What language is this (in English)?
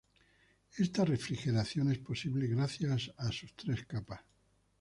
Spanish